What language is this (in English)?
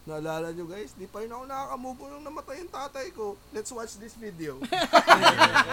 Filipino